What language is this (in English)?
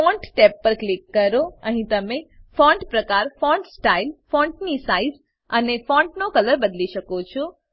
Gujarati